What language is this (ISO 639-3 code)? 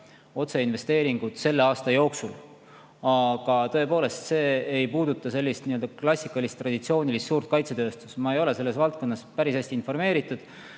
est